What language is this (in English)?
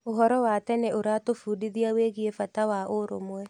Kikuyu